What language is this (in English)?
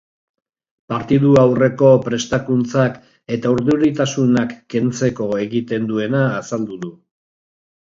Basque